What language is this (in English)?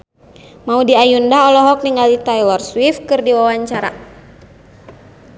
Sundanese